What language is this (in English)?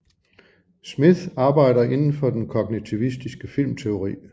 Danish